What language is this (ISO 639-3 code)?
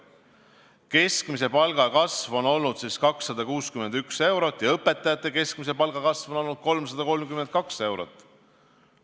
est